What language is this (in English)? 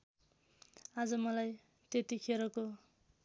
Nepali